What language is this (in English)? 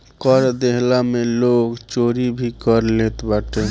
Bhojpuri